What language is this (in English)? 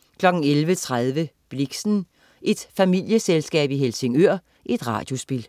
Danish